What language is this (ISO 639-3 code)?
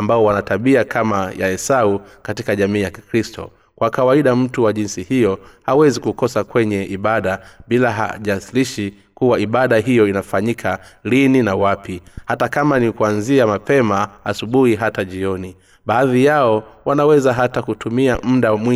swa